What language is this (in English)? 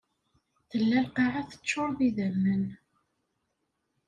Kabyle